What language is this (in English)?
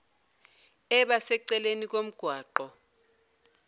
Zulu